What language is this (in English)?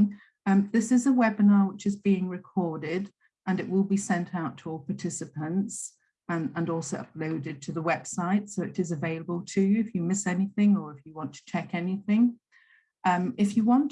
English